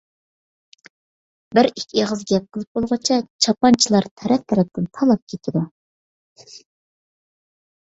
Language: Uyghur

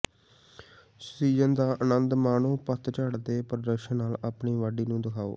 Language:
Punjabi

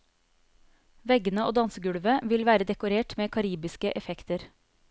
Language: Norwegian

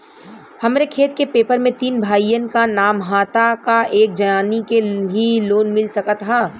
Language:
Bhojpuri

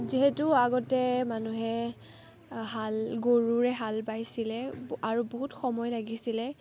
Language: Assamese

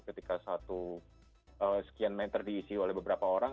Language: Indonesian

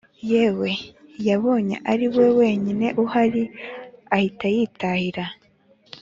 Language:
Kinyarwanda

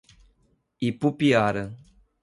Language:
Portuguese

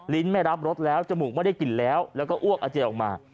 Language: Thai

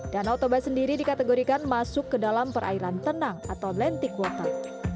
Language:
Indonesian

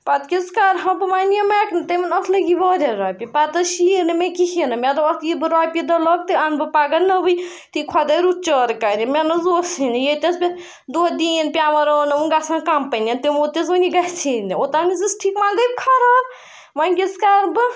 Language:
Kashmiri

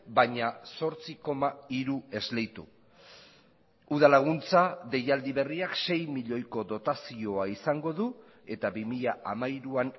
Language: Basque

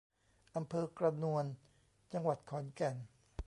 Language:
Thai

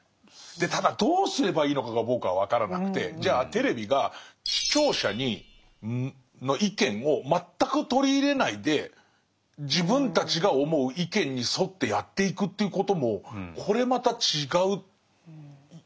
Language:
Japanese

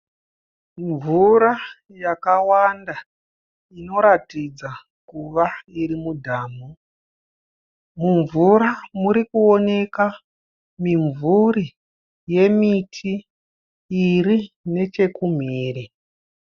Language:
Shona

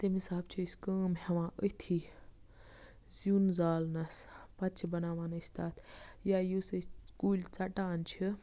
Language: Kashmiri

